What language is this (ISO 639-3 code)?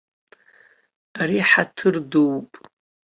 abk